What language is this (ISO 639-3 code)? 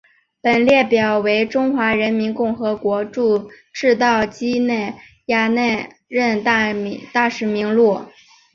zho